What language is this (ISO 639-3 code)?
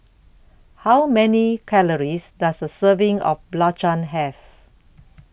eng